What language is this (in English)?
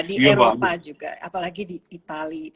Indonesian